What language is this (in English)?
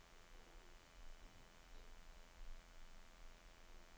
Danish